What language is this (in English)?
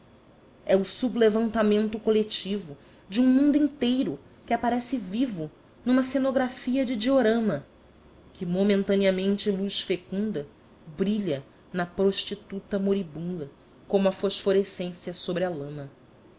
Portuguese